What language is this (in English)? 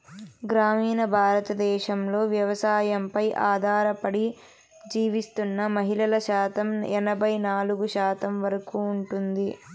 Telugu